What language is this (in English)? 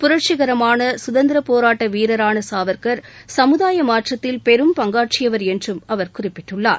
Tamil